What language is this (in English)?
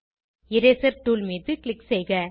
Tamil